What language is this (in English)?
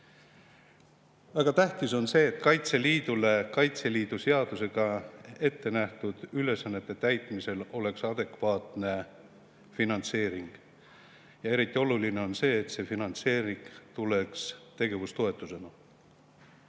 Estonian